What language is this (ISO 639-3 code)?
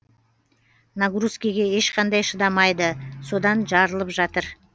kaz